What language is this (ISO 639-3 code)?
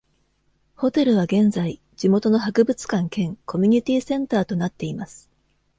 jpn